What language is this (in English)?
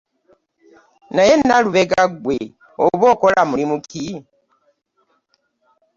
Ganda